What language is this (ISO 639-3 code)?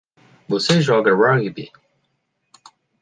por